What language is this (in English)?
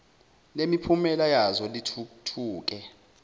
Zulu